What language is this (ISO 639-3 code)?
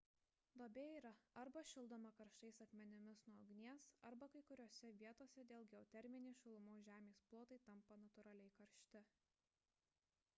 lit